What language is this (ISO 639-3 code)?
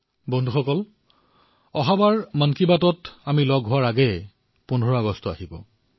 asm